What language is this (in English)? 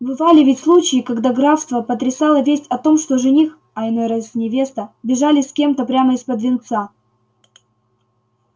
Russian